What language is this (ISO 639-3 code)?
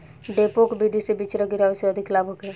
bho